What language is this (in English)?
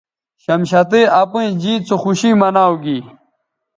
Bateri